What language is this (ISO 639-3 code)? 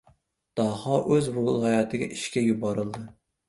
uzb